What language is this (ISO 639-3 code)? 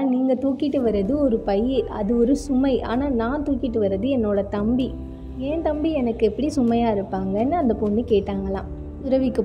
ara